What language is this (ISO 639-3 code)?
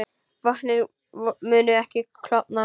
isl